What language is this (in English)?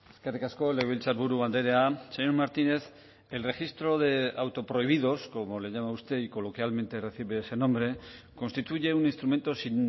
Spanish